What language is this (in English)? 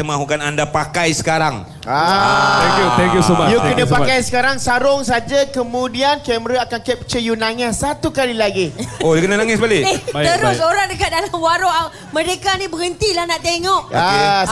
Malay